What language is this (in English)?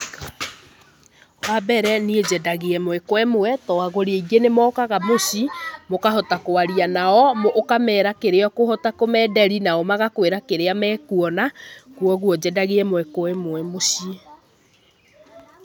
Kikuyu